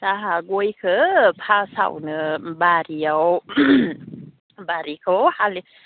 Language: Bodo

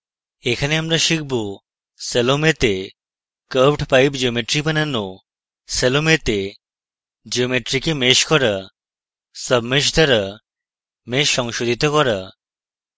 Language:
Bangla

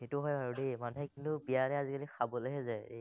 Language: Assamese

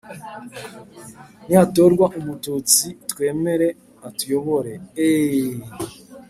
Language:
Kinyarwanda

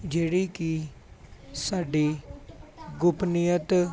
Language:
Punjabi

